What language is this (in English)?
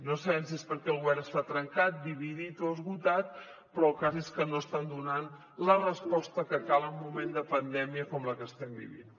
Catalan